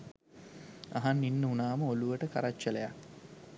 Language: Sinhala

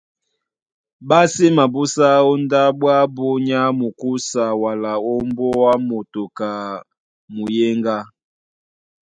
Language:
Duala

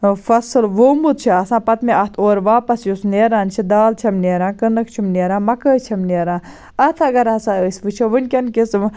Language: Kashmiri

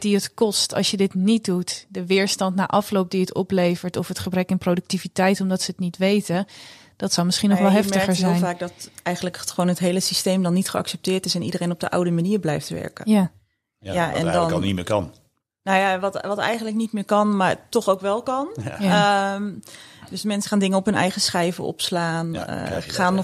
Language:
Dutch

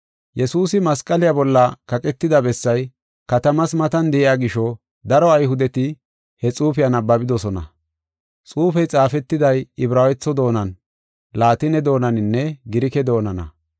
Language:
Gofa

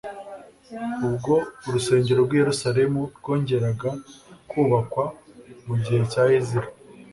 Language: Kinyarwanda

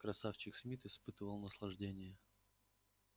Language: Russian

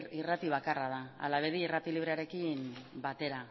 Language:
Basque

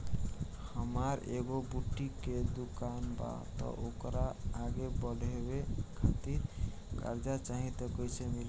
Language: Bhojpuri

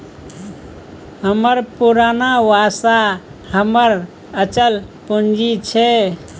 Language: Maithili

